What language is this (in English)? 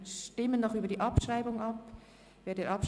Swiss German